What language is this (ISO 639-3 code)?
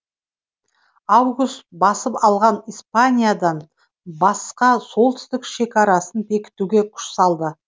kaz